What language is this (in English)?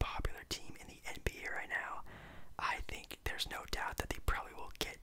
English